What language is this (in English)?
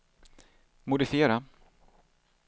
Swedish